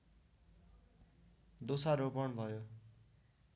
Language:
Nepali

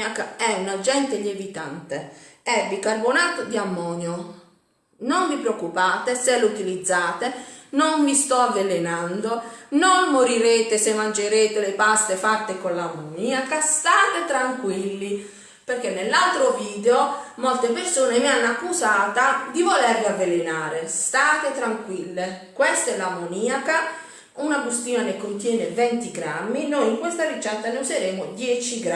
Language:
Italian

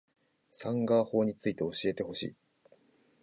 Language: Japanese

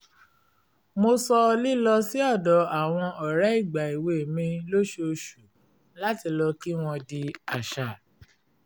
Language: Yoruba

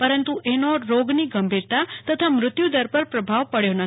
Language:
Gujarati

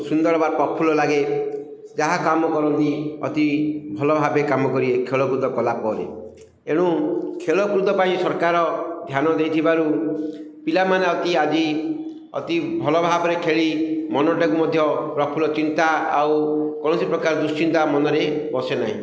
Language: Odia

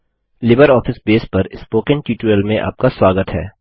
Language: Hindi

